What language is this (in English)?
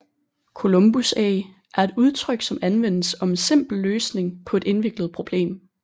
Danish